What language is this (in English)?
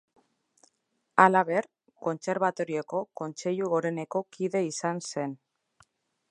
Basque